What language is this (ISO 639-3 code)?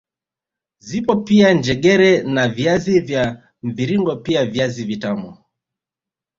swa